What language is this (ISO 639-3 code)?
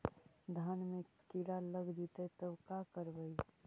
mag